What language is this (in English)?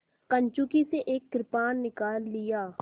Hindi